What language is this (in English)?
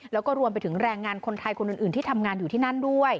Thai